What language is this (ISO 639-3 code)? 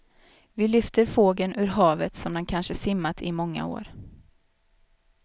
swe